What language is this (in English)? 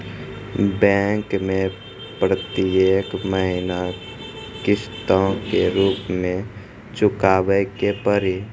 Maithili